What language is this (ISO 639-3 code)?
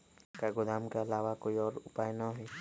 mag